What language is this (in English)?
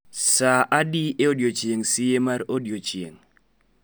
Luo (Kenya and Tanzania)